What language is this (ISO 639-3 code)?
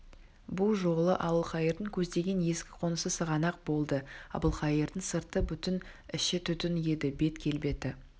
kaz